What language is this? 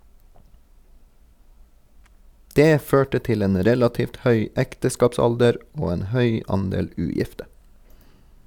Norwegian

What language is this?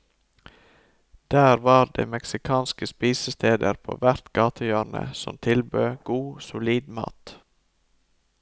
Norwegian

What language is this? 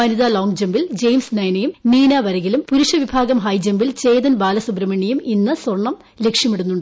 Malayalam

